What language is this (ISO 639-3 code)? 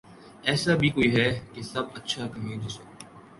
urd